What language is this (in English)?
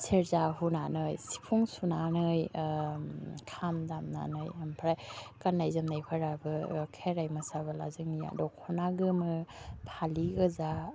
Bodo